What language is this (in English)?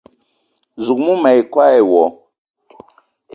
Eton (Cameroon)